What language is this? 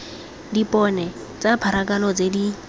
Tswana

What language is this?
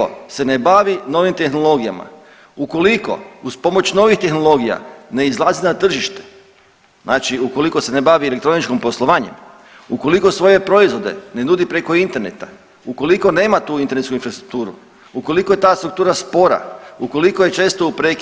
Croatian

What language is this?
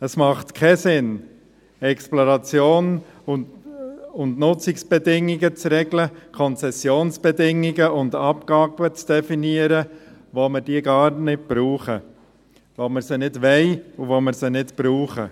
Swiss German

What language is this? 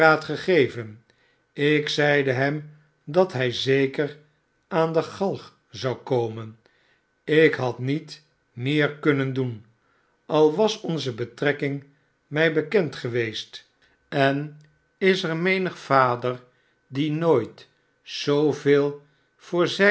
Dutch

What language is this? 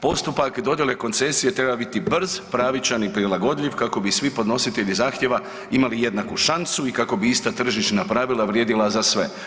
Croatian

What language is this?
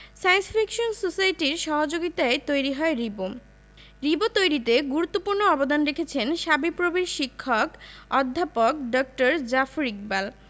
Bangla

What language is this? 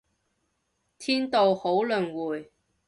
Cantonese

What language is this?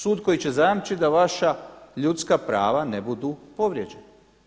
Croatian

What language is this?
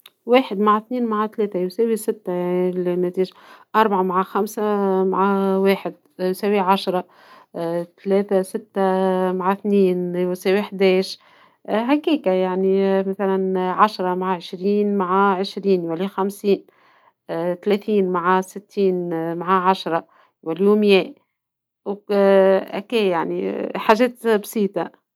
Tunisian Arabic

